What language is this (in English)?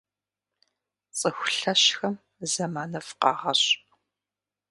Kabardian